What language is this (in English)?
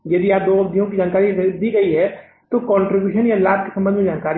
Hindi